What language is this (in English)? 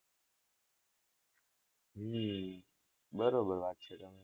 Gujarati